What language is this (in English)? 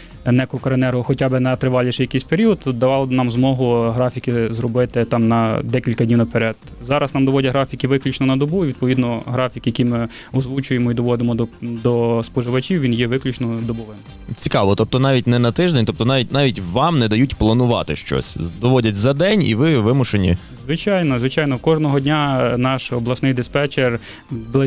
Ukrainian